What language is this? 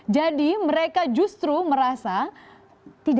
Indonesian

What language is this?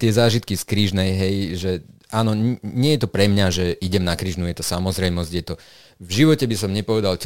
Slovak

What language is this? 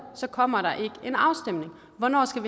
Danish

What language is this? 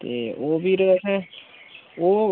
Dogri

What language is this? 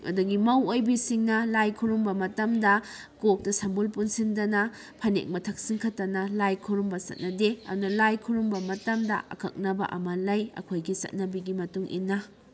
Manipuri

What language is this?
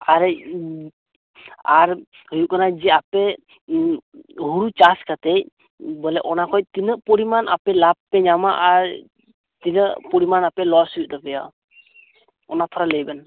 Santali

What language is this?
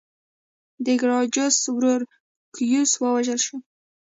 Pashto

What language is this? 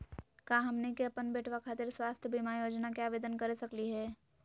Magahi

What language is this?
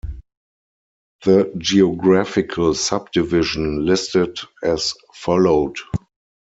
English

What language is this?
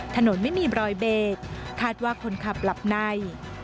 Thai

